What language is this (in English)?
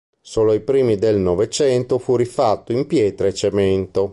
Italian